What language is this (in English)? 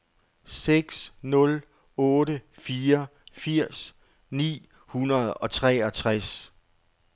Danish